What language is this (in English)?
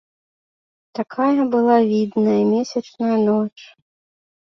Belarusian